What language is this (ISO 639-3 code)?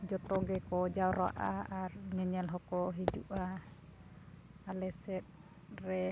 sat